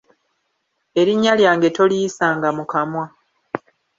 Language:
Ganda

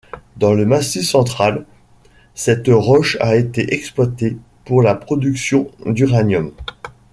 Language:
French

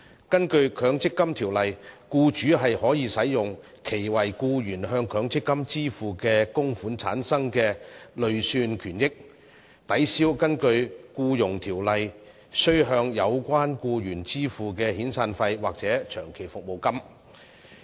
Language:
Cantonese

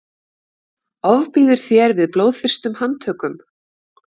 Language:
Icelandic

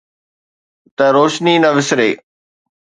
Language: Sindhi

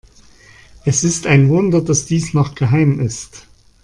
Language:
German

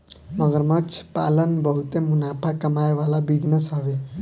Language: Bhojpuri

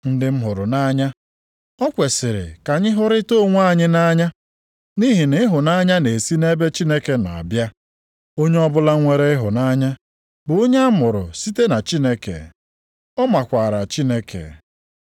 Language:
Igbo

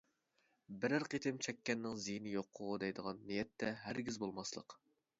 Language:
Uyghur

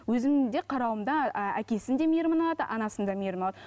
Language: Kazakh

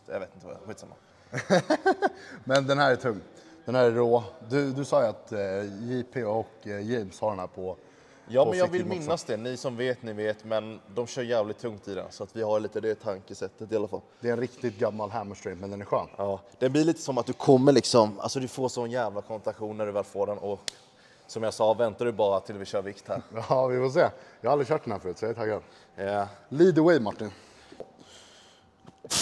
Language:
Swedish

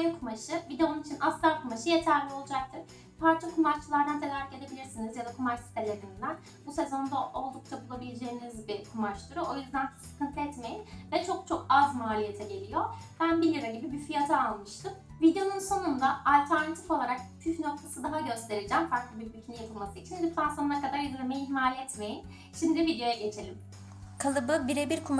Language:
Turkish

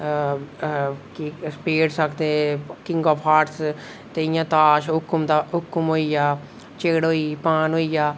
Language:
Dogri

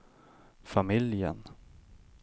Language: Swedish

